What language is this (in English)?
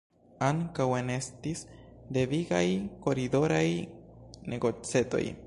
Esperanto